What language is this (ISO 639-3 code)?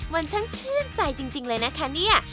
tha